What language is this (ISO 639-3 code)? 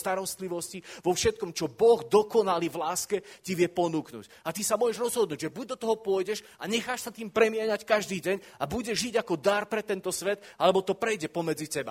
slk